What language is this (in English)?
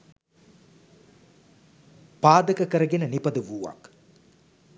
Sinhala